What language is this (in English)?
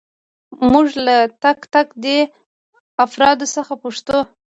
Pashto